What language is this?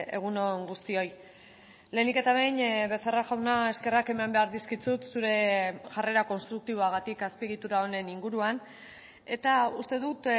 Basque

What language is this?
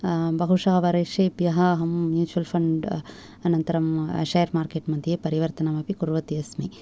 Sanskrit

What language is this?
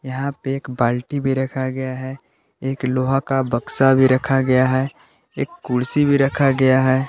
Hindi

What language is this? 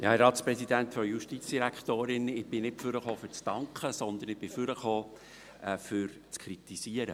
Swiss German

